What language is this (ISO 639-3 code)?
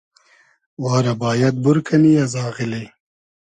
haz